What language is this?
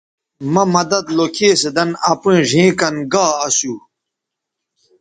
Bateri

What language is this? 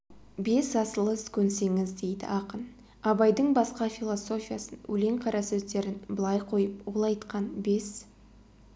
Kazakh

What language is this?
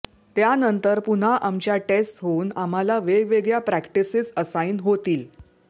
Marathi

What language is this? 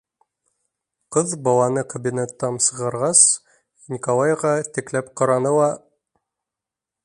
Bashkir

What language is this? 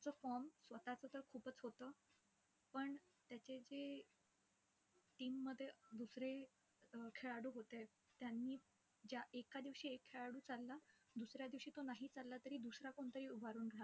Marathi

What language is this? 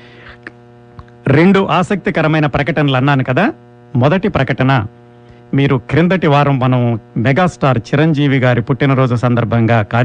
Telugu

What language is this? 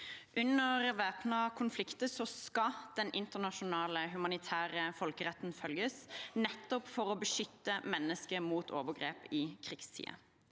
Norwegian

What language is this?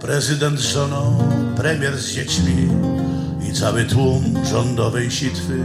Polish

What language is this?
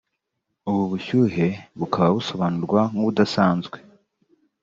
Kinyarwanda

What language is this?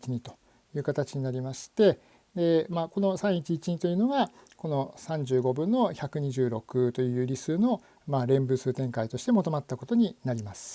Japanese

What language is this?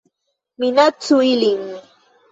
Esperanto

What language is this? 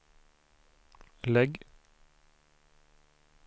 Swedish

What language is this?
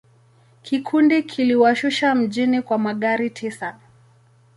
Swahili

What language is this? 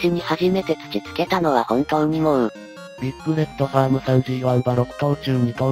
Japanese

